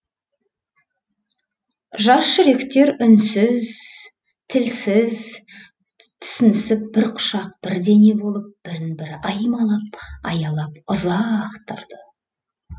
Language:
Kazakh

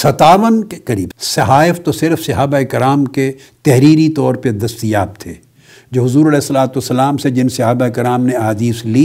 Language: Urdu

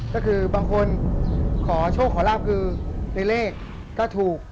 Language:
Thai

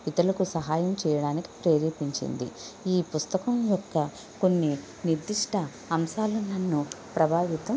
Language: Telugu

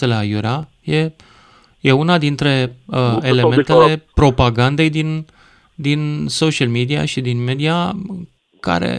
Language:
Romanian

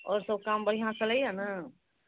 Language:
Maithili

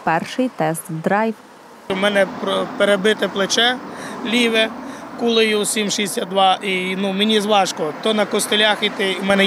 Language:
Ukrainian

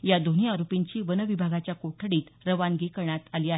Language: Marathi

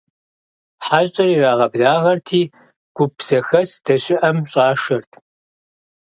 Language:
Kabardian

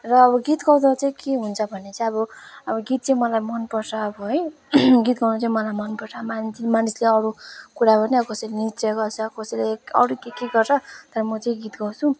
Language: Nepali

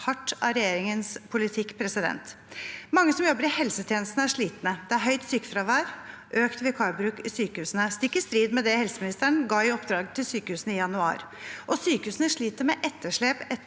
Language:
Norwegian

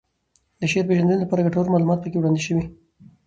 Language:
Pashto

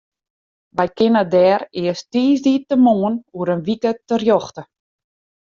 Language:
Western Frisian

